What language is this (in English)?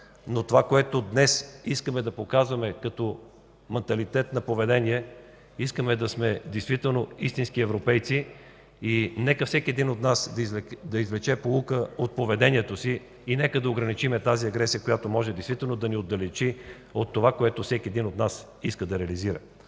Bulgarian